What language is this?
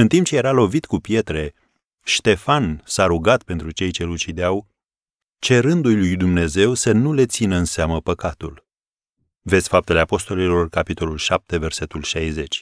Romanian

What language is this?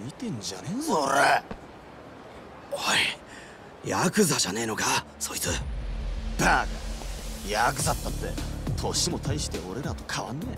Japanese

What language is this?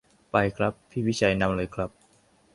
Thai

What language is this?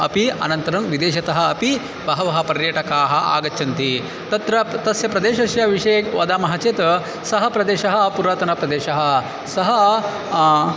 Sanskrit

